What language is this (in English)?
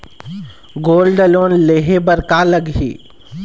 Chhattisgarhi